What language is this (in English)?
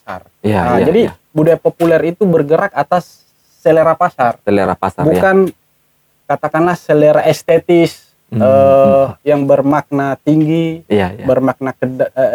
Indonesian